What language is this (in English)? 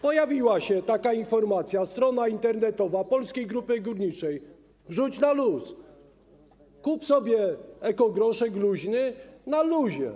Polish